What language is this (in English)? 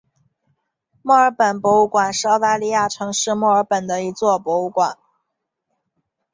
Chinese